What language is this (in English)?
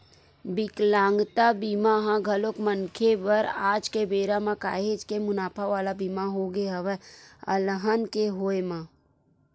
Chhattisgarhi